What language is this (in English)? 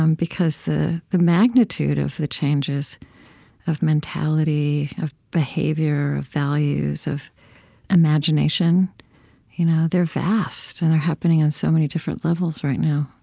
English